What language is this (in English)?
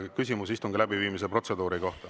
Estonian